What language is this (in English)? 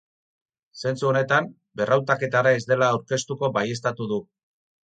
Basque